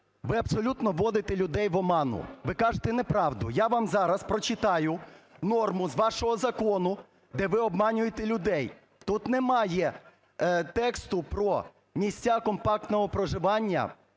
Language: Ukrainian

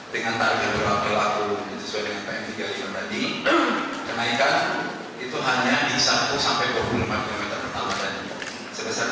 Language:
Indonesian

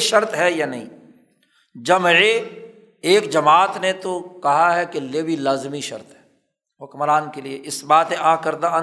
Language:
Urdu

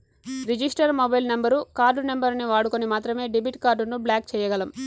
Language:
Telugu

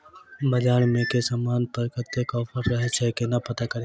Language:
Maithili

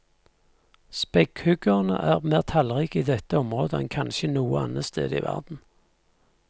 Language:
Norwegian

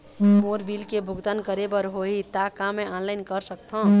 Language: Chhattisgarhi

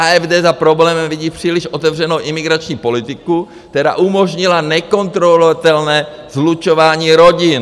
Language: Czech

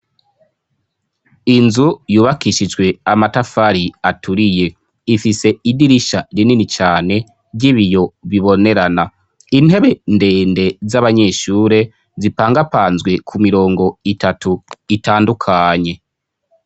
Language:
Rundi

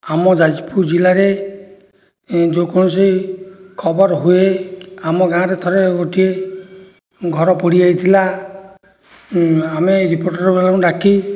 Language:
Odia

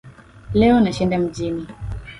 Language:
Swahili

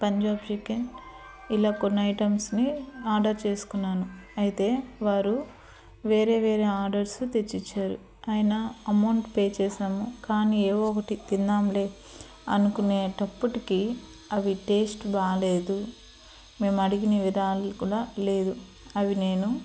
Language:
Telugu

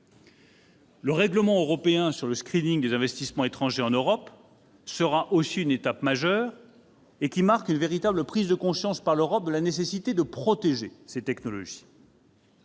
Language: French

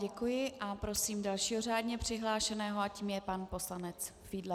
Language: Czech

